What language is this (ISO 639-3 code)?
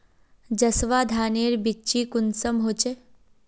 mag